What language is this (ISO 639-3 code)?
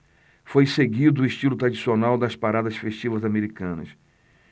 por